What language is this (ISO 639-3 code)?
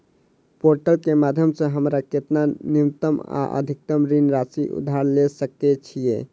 mai